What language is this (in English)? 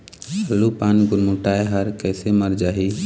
Chhattisgarhi